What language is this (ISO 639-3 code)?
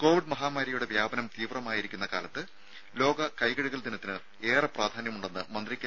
mal